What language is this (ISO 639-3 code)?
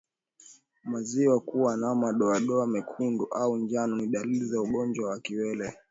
swa